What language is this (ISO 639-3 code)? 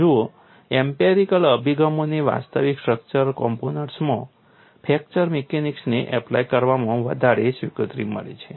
guj